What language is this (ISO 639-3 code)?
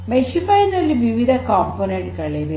kan